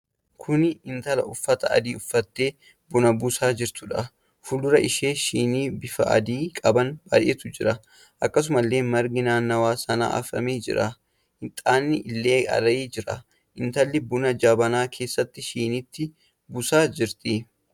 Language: Oromo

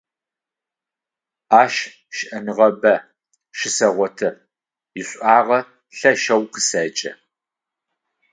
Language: Adyghe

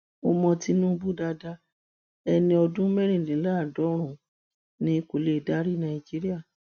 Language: Yoruba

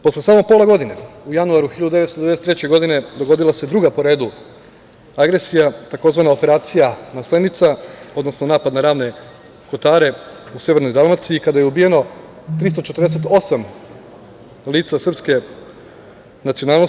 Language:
Serbian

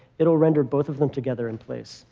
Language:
English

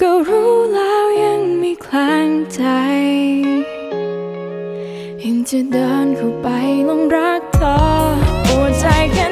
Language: Thai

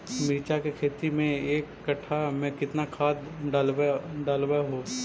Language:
Magahi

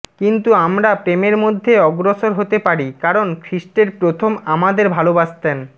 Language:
Bangla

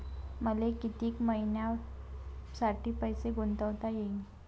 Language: Marathi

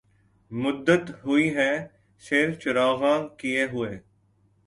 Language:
Urdu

